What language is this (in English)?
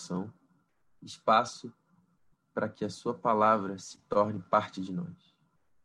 Portuguese